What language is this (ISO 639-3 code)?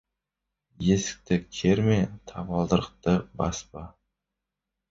kaz